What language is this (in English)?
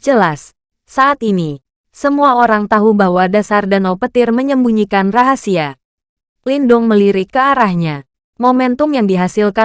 Indonesian